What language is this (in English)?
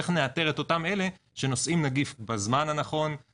Hebrew